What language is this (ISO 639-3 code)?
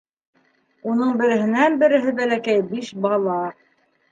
bak